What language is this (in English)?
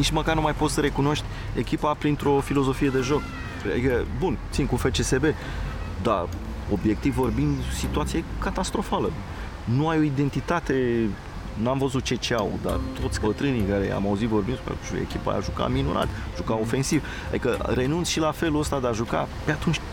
Romanian